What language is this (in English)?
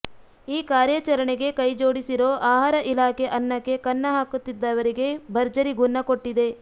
Kannada